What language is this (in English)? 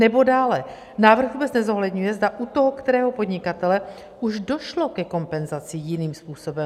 Czech